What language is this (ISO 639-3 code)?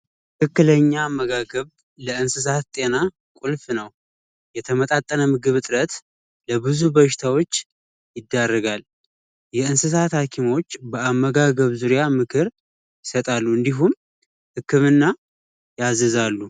amh